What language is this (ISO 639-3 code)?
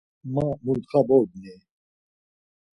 lzz